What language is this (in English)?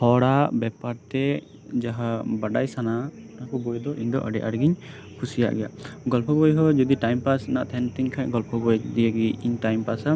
Santali